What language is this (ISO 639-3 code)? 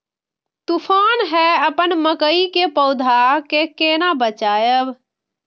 mai